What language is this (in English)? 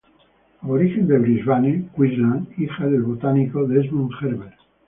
Spanish